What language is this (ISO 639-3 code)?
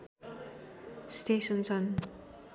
nep